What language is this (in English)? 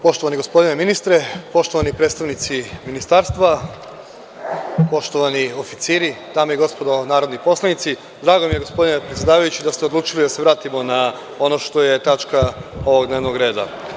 Serbian